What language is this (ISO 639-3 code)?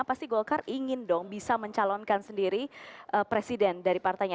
ind